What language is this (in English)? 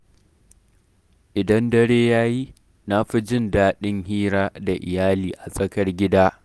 Hausa